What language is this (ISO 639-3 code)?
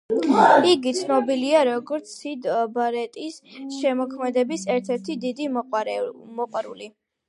kat